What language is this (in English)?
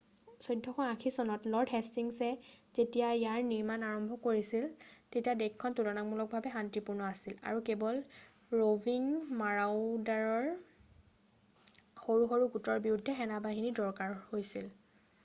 Assamese